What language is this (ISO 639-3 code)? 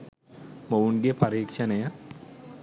sin